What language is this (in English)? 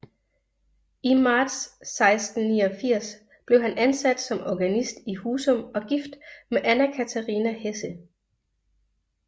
Danish